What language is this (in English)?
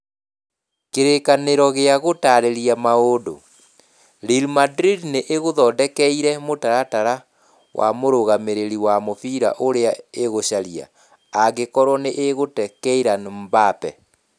Kikuyu